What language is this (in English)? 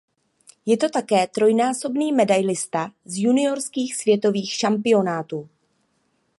Czech